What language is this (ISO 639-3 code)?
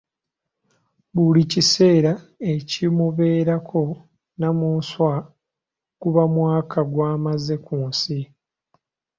lug